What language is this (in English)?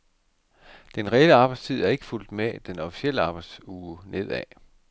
Danish